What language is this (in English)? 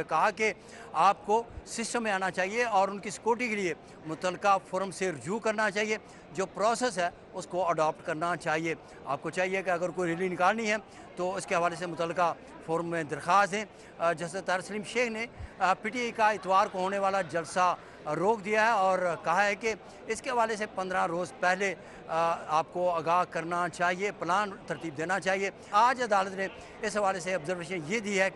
Hindi